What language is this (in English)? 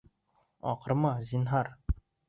Bashkir